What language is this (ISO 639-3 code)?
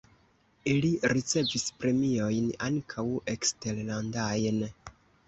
epo